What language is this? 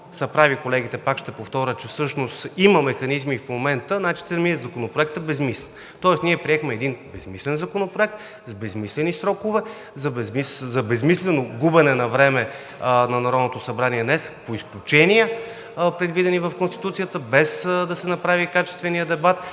Bulgarian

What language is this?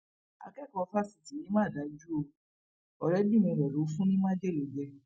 Yoruba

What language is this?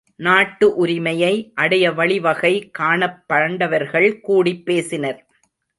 Tamil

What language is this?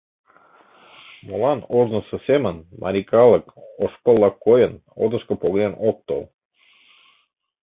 Mari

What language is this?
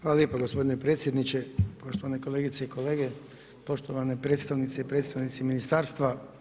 Croatian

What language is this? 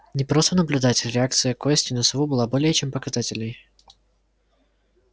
Russian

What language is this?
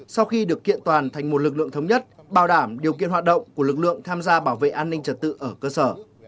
Vietnamese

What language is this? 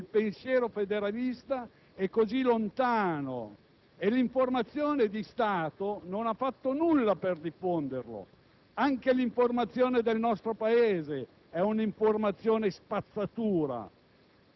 Italian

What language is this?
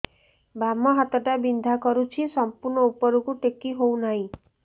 Odia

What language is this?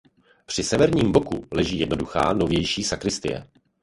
Czech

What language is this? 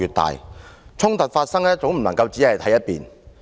Cantonese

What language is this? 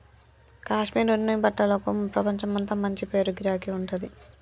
Telugu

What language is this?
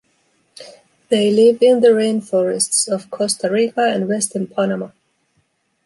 English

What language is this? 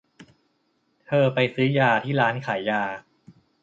Thai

